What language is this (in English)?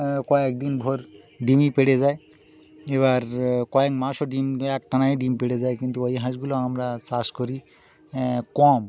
Bangla